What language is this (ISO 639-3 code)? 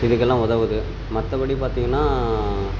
tam